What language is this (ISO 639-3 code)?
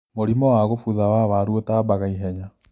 kik